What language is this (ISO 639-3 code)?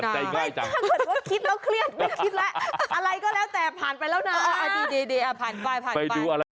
tha